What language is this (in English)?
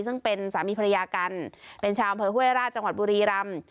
Thai